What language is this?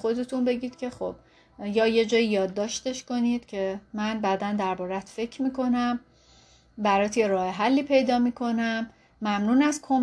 Persian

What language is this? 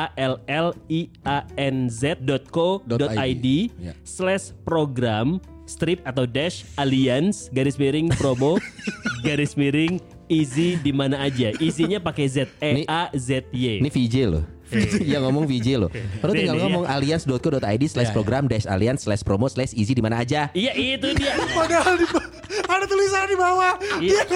Indonesian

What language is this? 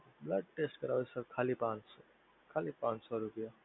Gujarati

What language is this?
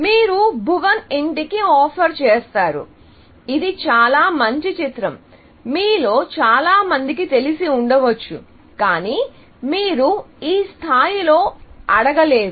Telugu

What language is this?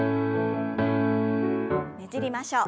Japanese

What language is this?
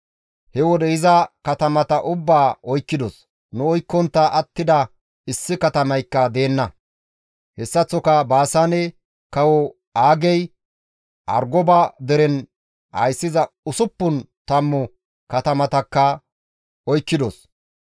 Gamo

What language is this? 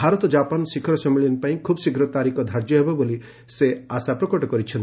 Odia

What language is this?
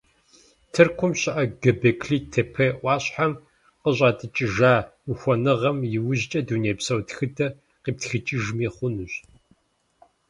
Kabardian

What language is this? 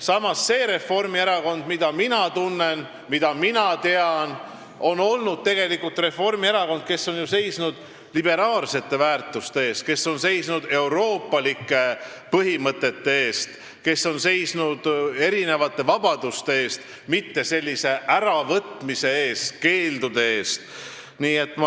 Estonian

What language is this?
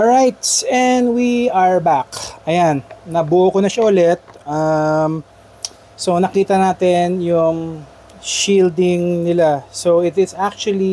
Filipino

